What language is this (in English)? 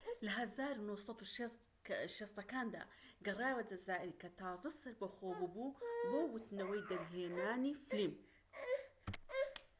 Central Kurdish